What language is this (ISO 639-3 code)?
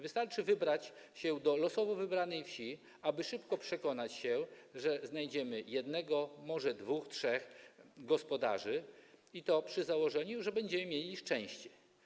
pol